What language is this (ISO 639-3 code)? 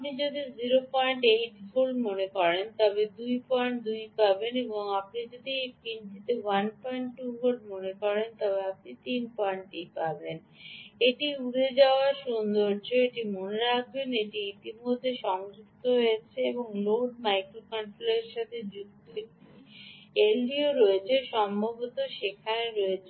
ben